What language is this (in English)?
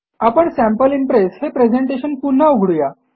Marathi